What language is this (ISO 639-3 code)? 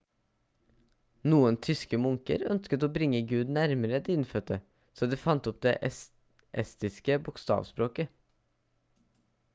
nob